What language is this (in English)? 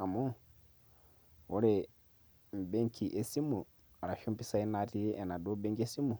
Masai